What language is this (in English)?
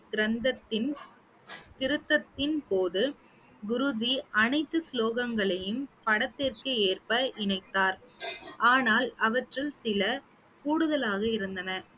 Tamil